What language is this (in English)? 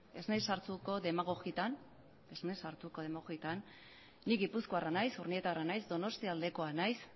Basque